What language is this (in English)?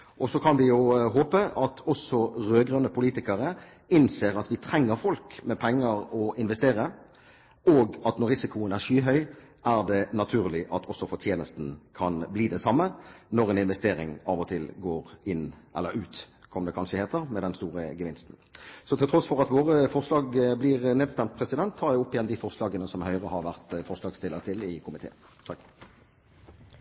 Norwegian